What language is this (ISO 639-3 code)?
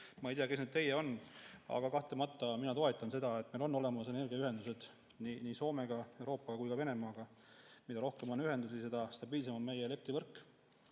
est